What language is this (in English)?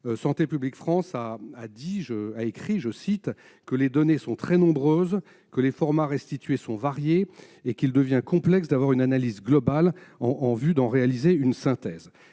French